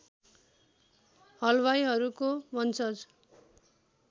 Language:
Nepali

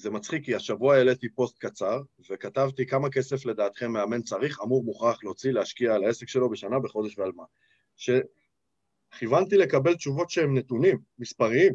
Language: Hebrew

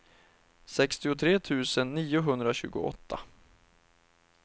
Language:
Swedish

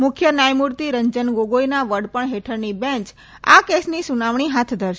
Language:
Gujarati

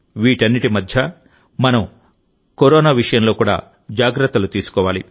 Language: Telugu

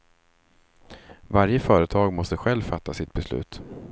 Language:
Swedish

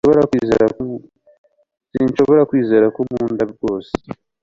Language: Kinyarwanda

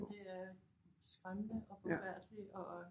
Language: Danish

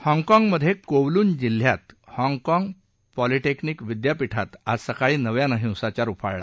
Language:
Marathi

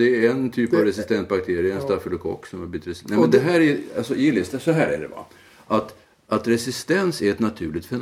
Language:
Swedish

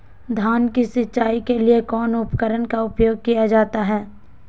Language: Magahi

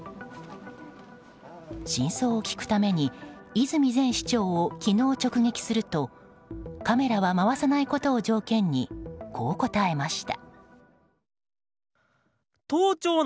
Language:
Japanese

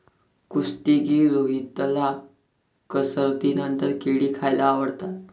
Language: Marathi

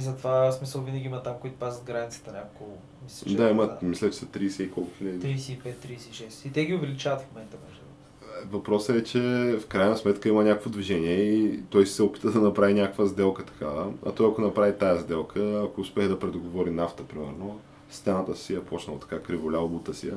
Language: Bulgarian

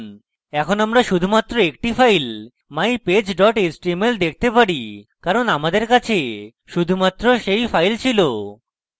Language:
Bangla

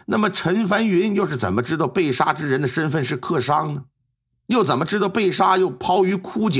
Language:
Chinese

